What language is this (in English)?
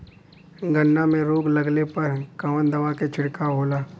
Bhojpuri